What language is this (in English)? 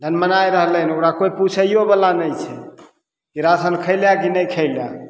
Maithili